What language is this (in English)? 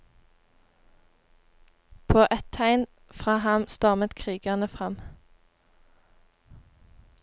Norwegian